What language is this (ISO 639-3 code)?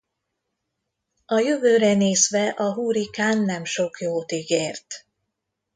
hun